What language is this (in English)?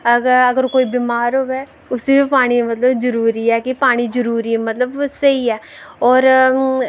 Dogri